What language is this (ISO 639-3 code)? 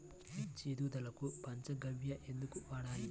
tel